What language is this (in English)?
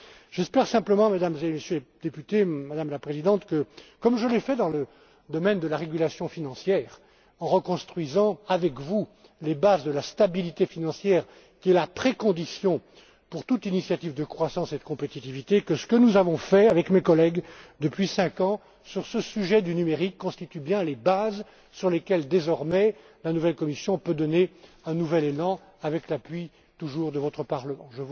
French